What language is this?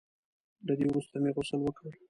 Pashto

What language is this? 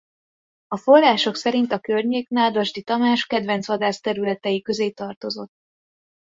Hungarian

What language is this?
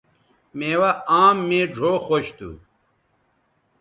Bateri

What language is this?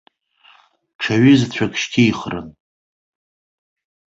Abkhazian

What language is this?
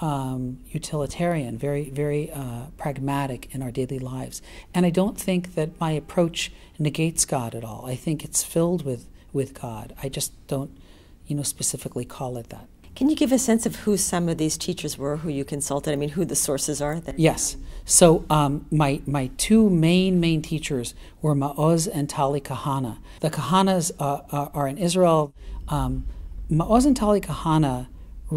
English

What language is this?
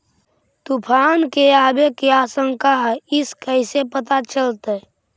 Magahi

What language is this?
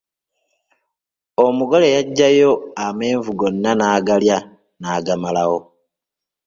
Ganda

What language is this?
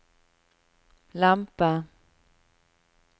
Norwegian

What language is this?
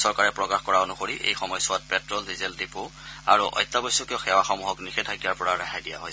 Assamese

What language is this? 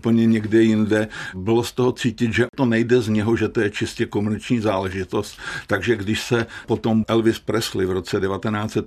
Czech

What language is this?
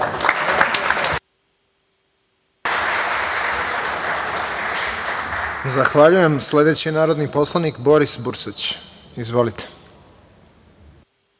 Serbian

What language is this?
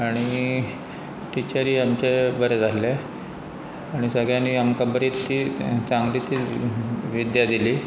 Konkani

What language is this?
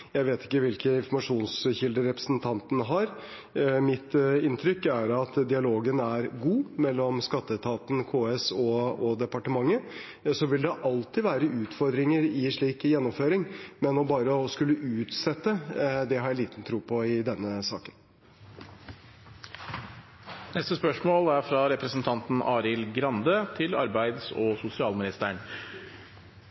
Norwegian Bokmål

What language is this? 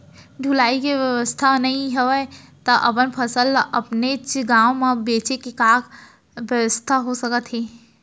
Chhattisgarhi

